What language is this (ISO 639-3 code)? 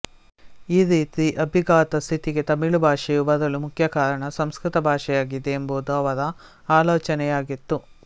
kan